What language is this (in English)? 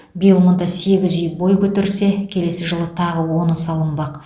Kazakh